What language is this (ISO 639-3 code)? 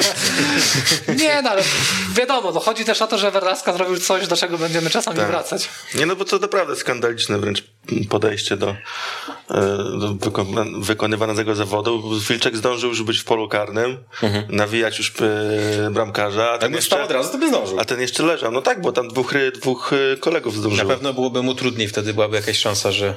pol